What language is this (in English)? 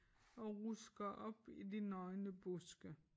Danish